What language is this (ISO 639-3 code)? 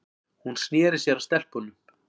isl